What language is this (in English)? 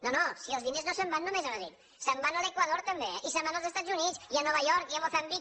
Catalan